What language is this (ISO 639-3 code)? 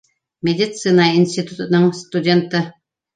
bak